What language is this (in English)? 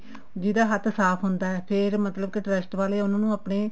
Punjabi